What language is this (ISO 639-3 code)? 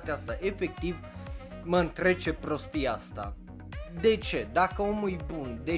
ron